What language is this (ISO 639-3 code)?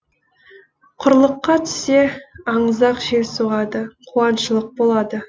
kaz